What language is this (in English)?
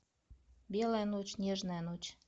Russian